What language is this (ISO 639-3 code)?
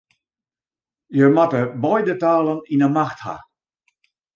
fry